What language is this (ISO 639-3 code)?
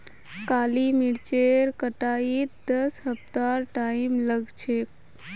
mag